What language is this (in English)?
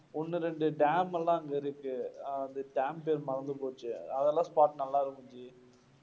Tamil